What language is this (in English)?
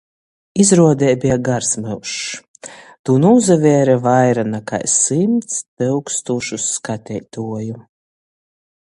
Latgalian